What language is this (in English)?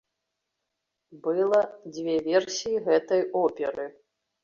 Belarusian